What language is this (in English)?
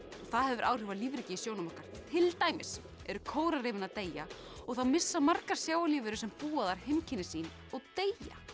Icelandic